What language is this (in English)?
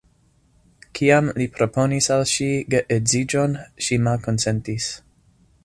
Esperanto